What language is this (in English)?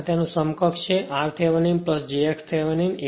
Gujarati